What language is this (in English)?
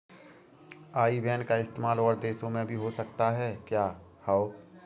Hindi